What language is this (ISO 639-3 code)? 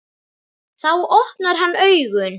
isl